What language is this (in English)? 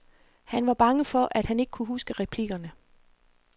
Danish